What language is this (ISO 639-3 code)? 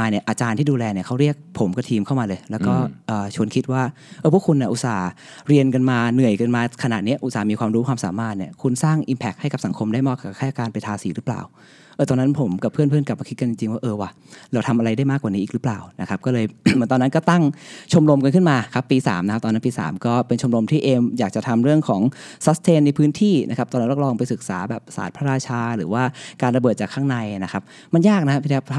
tha